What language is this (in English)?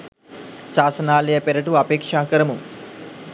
Sinhala